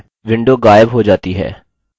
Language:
Hindi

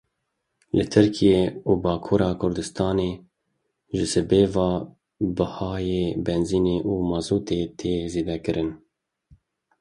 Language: Kurdish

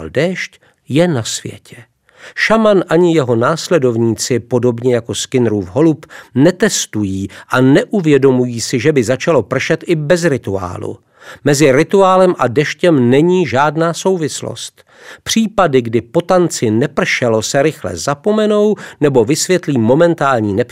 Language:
Czech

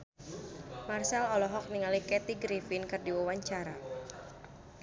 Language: Sundanese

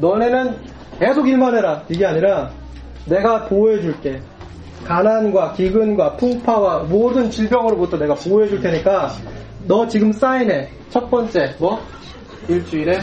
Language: Korean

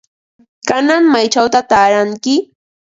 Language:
Ambo-Pasco Quechua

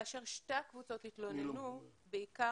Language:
Hebrew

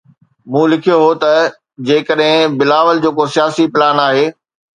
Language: Sindhi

